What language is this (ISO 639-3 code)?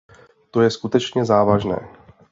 ces